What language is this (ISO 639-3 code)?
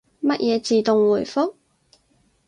yue